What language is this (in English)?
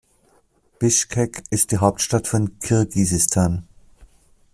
German